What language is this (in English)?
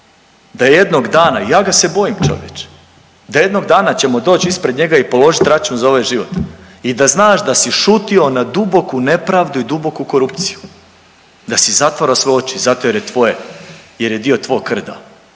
Croatian